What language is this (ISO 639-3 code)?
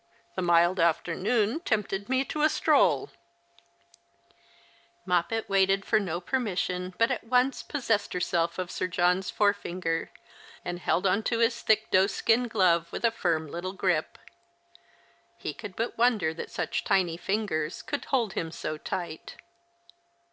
eng